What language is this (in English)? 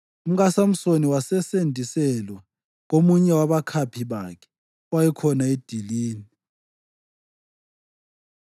North Ndebele